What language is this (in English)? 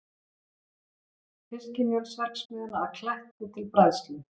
Icelandic